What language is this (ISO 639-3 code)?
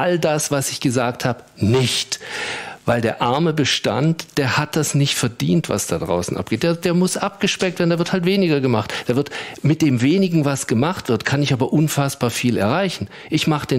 deu